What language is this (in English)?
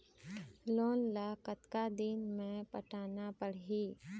Chhattisgarhi